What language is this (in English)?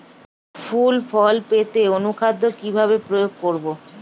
Bangla